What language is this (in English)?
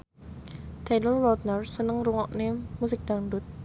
Javanese